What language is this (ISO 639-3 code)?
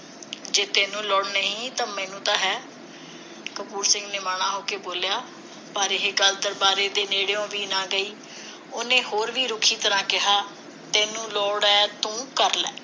pan